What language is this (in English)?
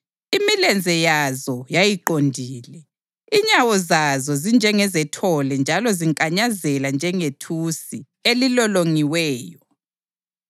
North Ndebele